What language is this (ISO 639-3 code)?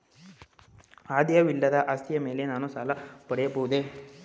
kan